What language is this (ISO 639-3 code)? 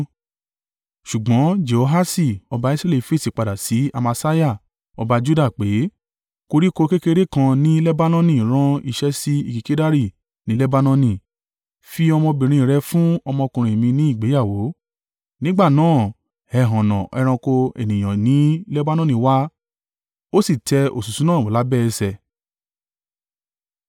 yor